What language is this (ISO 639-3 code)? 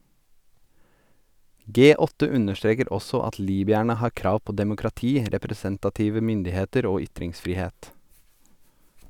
nor